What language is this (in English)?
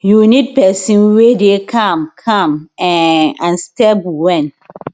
Nigerian Pidgin